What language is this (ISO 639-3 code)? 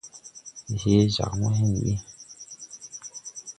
tui